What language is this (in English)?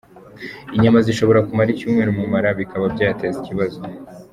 Kinyarwanda